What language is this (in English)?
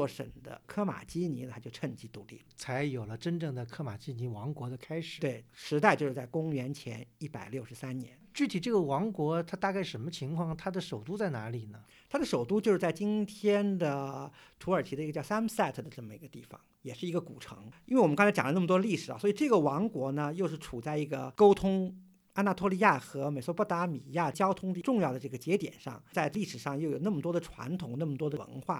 Chinese